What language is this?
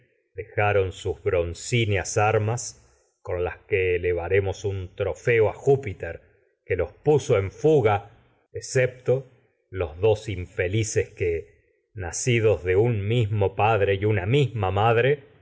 Spanish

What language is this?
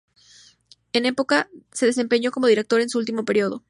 Spanish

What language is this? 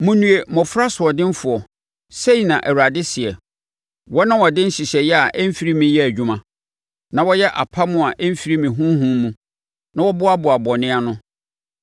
Akan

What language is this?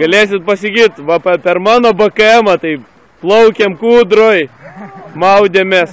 Lithuanian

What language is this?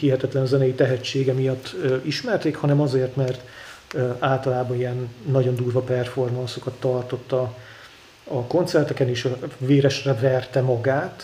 Hungarian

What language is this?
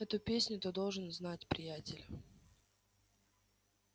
Russian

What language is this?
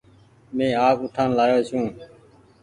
Goaria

